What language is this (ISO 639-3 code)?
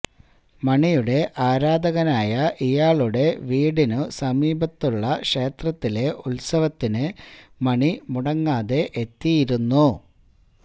mal